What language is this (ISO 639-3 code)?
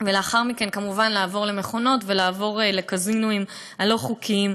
heb